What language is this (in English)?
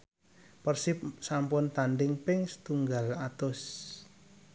Javanese